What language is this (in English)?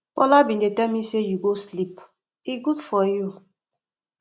Nigerian Pidgin